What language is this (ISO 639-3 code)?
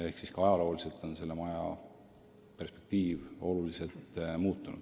est